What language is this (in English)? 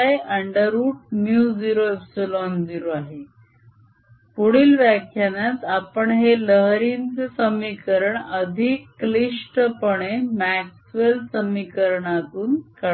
Marathi